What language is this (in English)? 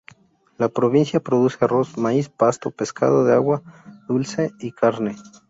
Spanish